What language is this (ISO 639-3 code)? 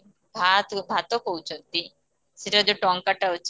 ori